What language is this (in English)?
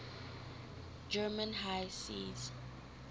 English